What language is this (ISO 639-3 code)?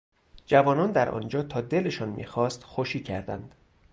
fas